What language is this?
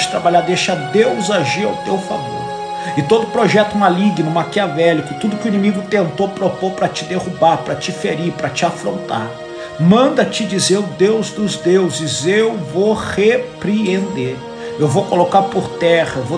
Portuguese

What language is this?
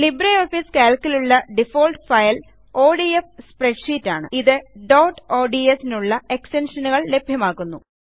Malayalam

